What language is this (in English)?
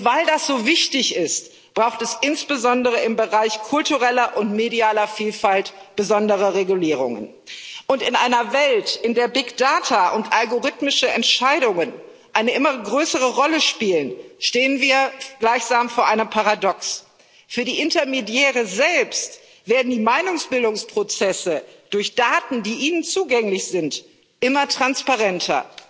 German